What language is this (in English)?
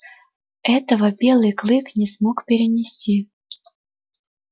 Russian